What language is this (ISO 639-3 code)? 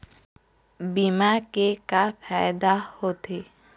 hne